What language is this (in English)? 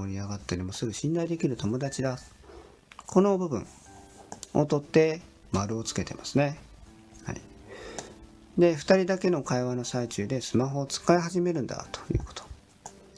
Japanese